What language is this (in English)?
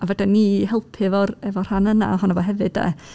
Welsh